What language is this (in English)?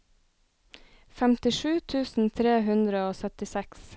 Norwegian